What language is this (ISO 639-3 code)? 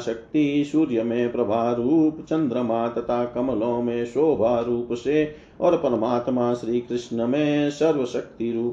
hin